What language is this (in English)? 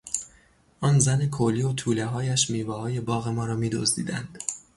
Persian